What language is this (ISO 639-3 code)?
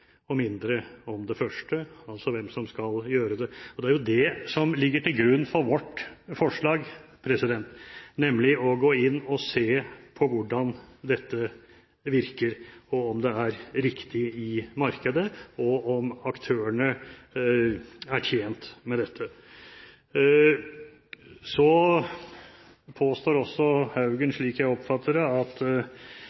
nob